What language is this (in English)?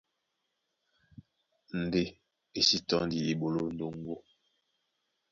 Duala